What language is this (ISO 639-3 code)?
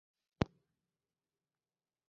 spa